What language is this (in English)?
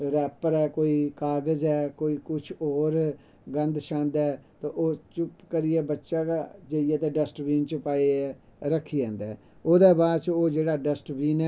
Dogri